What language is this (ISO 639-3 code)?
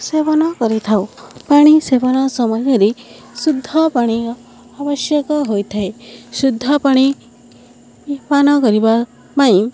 ori